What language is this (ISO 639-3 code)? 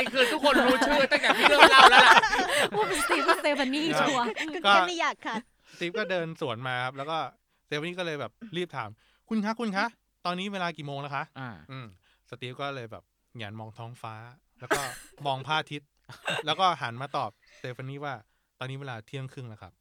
tha